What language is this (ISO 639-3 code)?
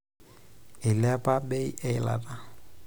mas